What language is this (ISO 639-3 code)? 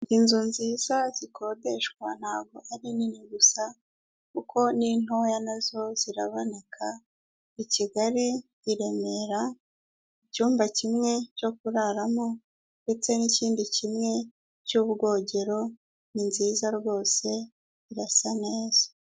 kin